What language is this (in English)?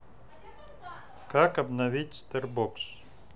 Russian